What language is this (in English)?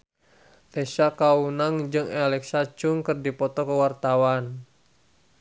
Sundanese